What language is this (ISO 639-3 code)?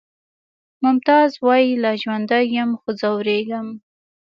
pus